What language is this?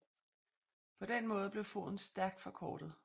Danish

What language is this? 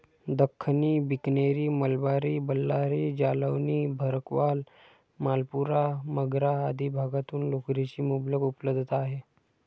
Marathi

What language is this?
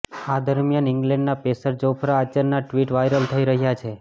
Gujarati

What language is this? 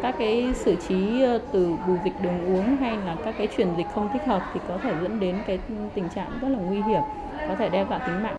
Vietnamese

